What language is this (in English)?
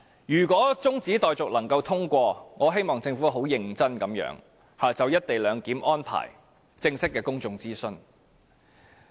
Cantonese